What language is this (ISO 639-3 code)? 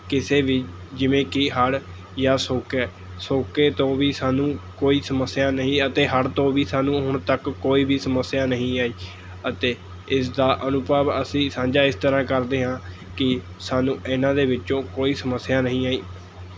pan